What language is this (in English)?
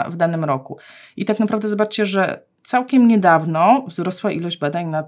Polish